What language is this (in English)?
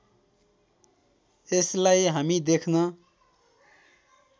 Nepali